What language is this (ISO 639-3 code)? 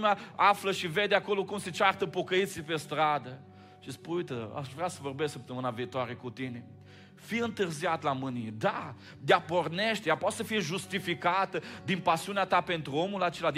ron